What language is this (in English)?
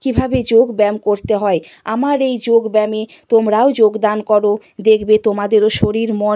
Bangla